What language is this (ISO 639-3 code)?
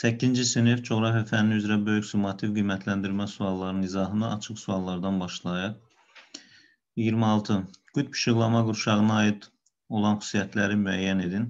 tur